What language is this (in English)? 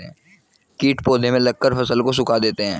Hindi